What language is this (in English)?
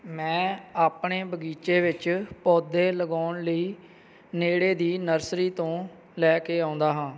Punjabi